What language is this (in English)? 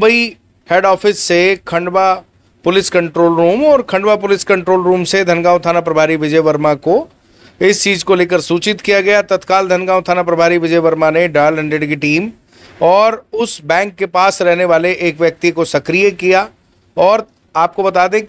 Hindi